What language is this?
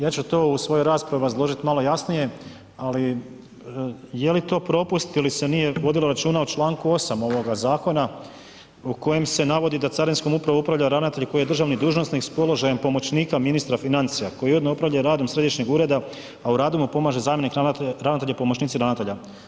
Croatian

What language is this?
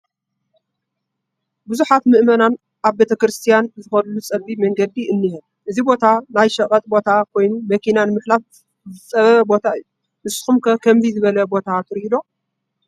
Tigrinya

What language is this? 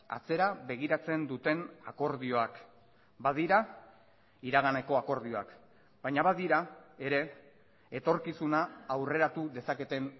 Basque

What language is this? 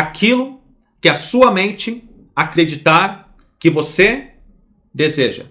Portuguese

